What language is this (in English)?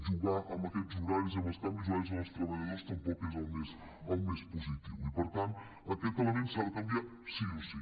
Catalan